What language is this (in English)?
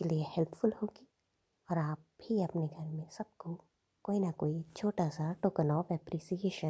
Hindi